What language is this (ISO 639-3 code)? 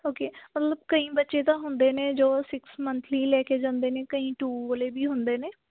pan